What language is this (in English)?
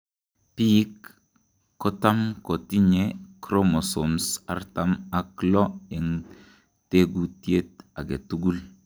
Kalenjin